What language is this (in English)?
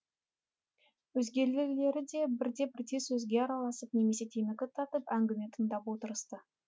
Kazakh